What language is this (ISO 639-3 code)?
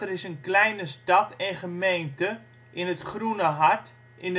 nld